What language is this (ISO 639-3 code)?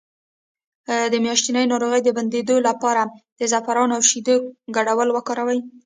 pus